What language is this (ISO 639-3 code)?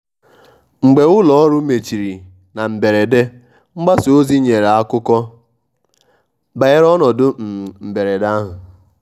ibo